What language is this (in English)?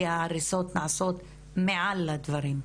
Hebrew